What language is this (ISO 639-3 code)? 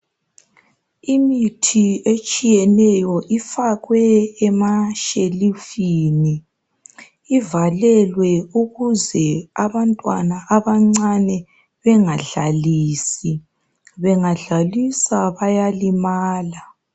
nde